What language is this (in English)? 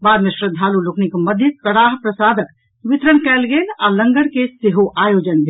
Maithili